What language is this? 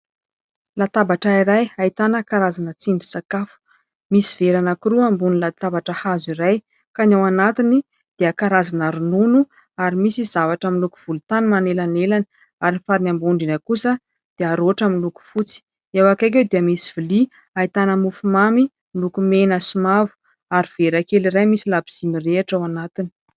Malagasy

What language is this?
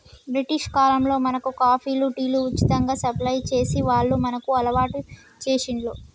Telugu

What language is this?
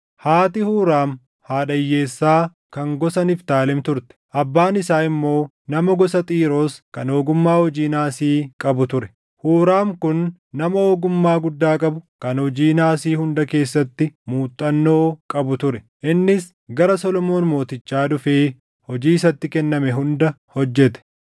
Oromo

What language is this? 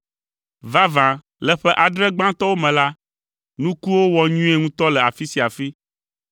Ewe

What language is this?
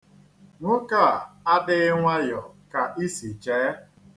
Igbo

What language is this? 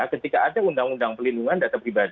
Indonesian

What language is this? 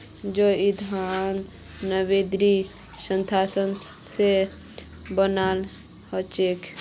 Magahi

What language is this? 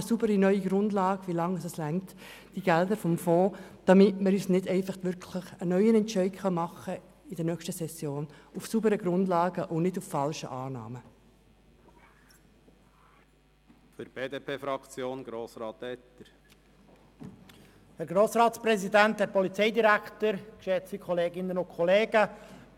Swiss German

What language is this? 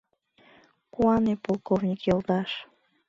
Mari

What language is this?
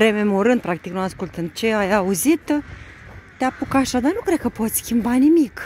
Romanian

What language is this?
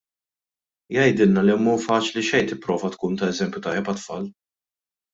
Maltese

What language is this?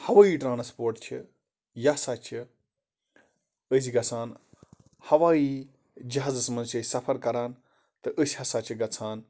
Kashmiri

